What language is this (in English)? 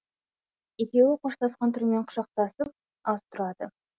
Kazakh